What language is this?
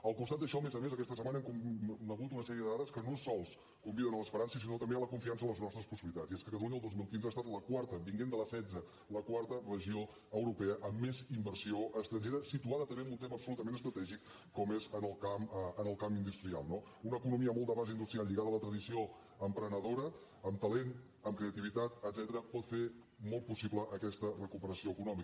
Catalan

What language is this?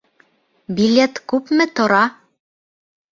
Bashkir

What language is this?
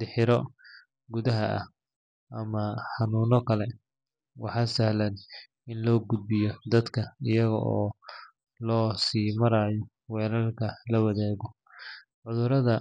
Somali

